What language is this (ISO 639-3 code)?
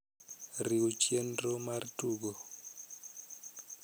luo